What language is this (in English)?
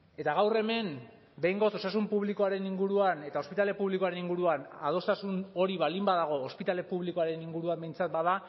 Basque